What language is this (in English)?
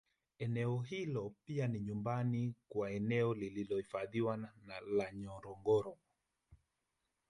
Swahili